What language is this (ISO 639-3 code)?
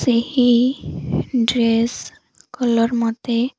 ori